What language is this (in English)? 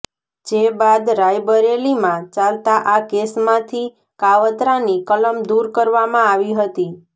Gujarati